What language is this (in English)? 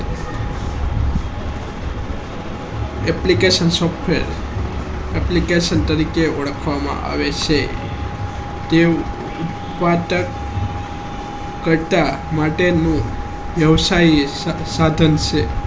Gujarati